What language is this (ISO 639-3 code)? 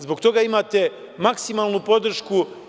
srp